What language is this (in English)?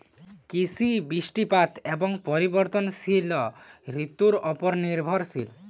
Bangla